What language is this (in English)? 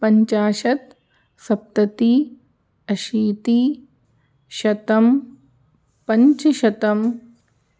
Sanskrit